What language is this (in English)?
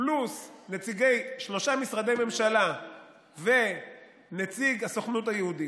Hebrew